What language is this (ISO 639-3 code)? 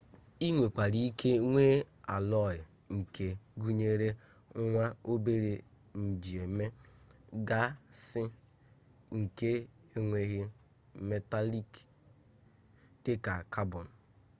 ibo